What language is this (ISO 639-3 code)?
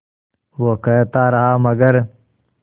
hin